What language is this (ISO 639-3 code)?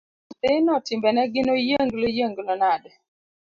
luo